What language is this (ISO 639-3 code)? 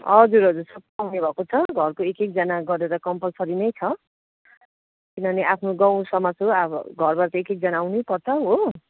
nep